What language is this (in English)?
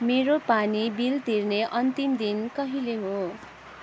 Nepali